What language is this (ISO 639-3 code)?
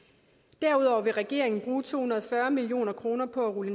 dan